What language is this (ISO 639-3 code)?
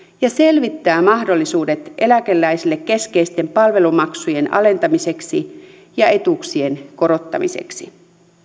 fin